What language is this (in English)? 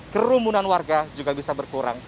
Indonesian